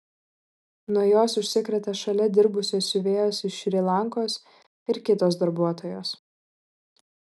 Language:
Lithuanian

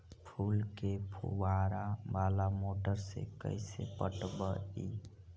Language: Magahi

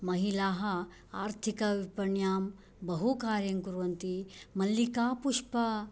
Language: Sanskrit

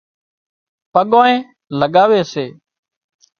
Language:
Wadiyara Koli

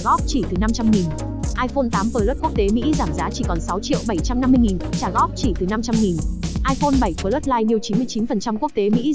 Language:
Vietnamese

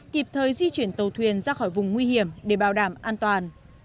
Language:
Vietnamese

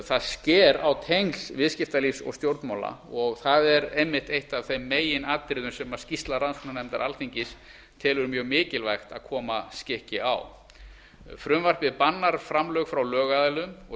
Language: Icelandic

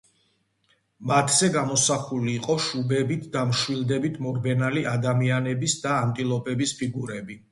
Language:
Georgian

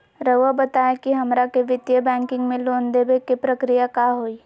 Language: Magahi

